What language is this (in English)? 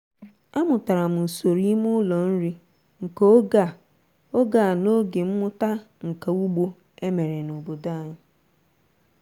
Igbo